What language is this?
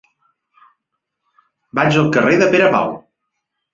Catalan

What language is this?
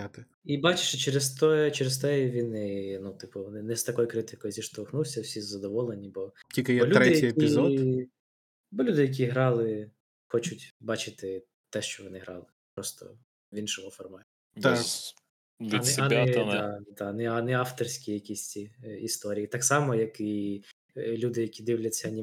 Ukrainian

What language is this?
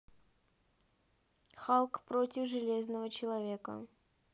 Russian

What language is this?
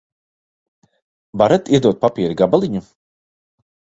Latvian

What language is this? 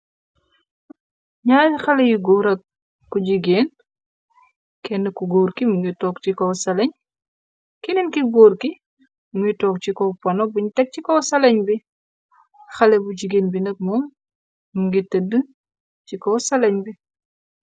Wolof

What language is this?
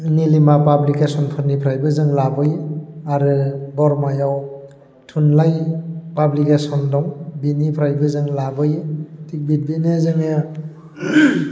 Bodo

